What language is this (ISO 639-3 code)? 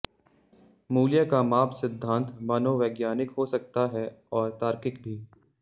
hin